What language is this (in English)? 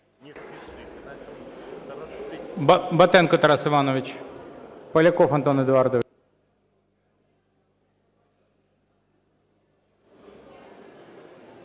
Ukrainian